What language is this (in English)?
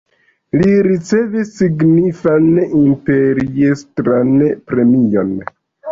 Esperanto